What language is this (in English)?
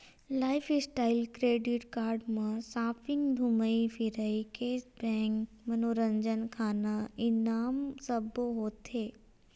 Chhattisgarhi